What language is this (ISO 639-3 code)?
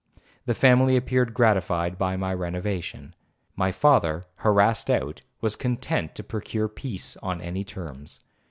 eng